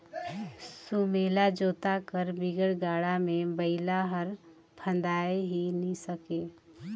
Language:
Chhattisgarhi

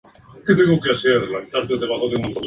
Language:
Spanish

